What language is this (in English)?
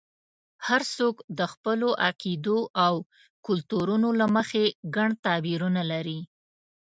Pashto